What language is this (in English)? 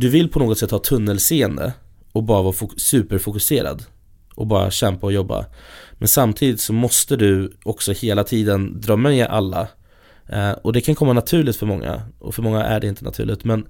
Swedish